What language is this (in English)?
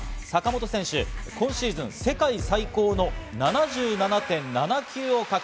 Japanese